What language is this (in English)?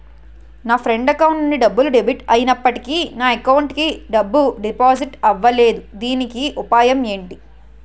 Telugu